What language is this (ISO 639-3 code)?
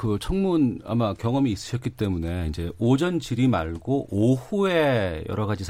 kor